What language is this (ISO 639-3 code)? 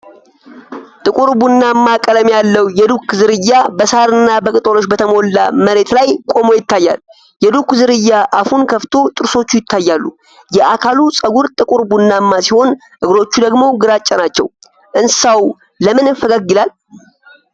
amh